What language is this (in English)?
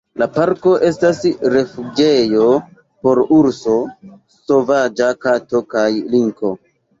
Esperanto